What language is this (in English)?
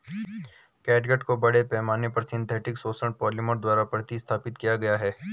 Hindi